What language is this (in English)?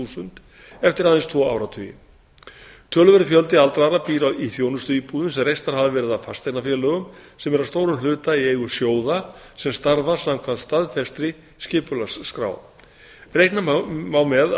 Icelandic